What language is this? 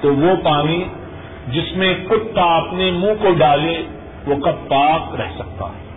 Urdu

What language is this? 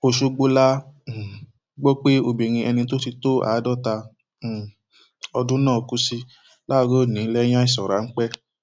Yoruba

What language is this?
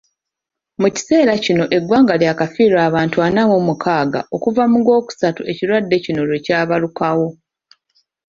Ganda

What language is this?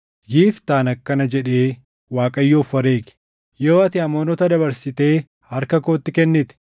Oromo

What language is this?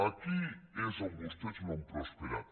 Catalan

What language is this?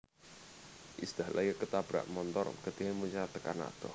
Javanese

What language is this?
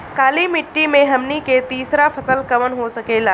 Bhojpuri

